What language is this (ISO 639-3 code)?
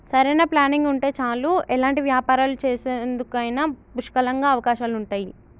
tel